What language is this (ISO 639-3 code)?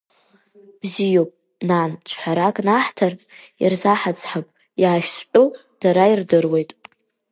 abk